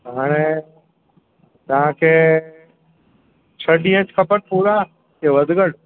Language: Sindhi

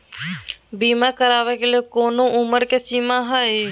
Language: Magahi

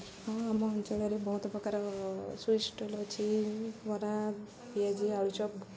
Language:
Odia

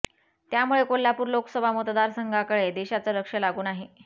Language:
Marathi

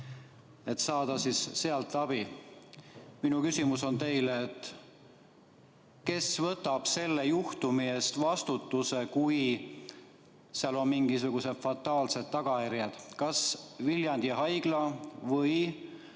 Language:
Estonian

